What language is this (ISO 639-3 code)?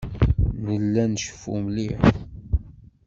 kab